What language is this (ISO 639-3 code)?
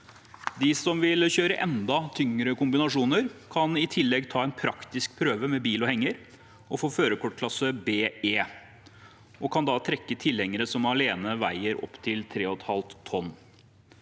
nor